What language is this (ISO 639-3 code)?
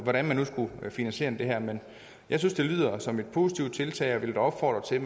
dan